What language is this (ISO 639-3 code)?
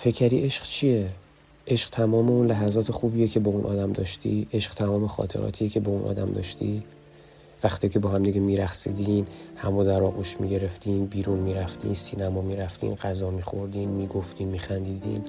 fas